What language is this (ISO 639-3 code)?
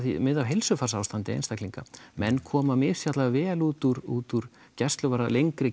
isl